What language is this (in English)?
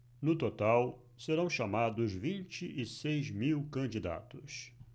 Portuguese